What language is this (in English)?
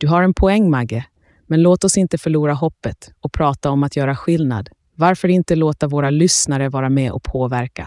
Swedish